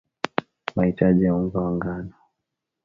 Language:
Swahili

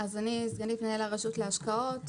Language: Hebrew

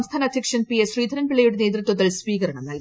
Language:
Malayalam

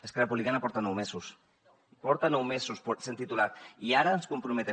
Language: Catalan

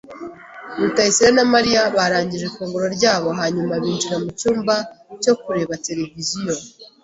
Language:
Kinyarwanda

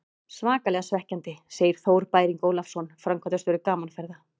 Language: Icelandic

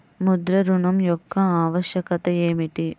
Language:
Telugu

